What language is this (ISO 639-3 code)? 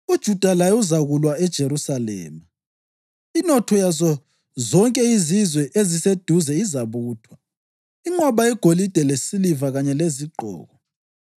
nde